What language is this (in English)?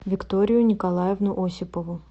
Russian